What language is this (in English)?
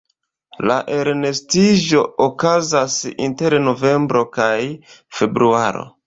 Esperanto